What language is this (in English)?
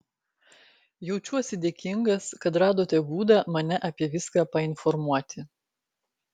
Lithuanian